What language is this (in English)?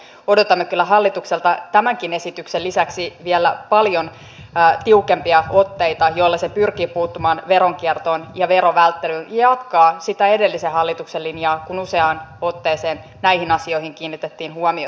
Finnish